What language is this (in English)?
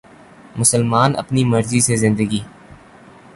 Urdu